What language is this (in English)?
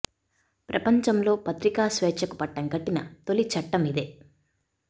Telugu